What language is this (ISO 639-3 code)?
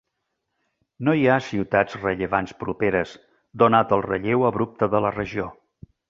cat